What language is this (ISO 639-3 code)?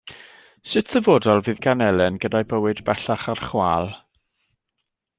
cym